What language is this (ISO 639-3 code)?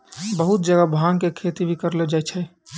mai